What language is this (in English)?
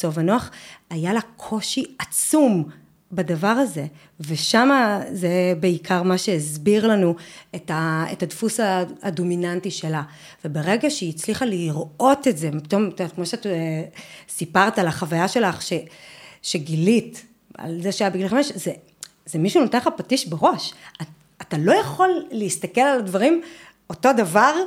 Hebrew